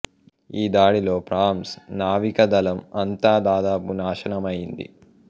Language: Telugu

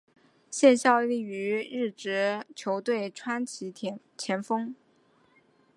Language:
Chinese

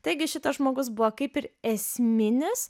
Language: Lithuanian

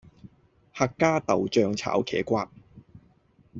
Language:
Cantonese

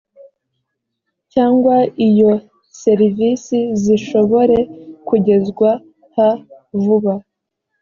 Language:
Kinyarwanda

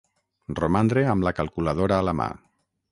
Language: Catalan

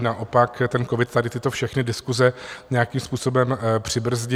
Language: Czech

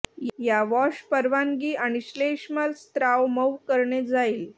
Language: Marathi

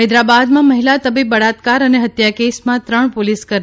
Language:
Gujarati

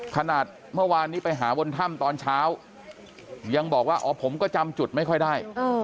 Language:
Thai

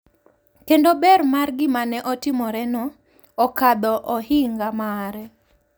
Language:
Luo (Kenya and Tanzania)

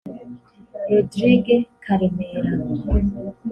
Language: Kinyarwanda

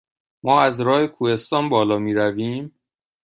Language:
Persian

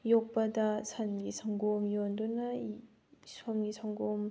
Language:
Manipuri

